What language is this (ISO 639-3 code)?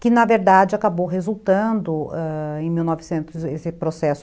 por